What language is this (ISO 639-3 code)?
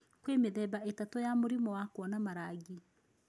kik